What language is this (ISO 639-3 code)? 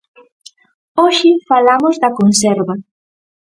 glg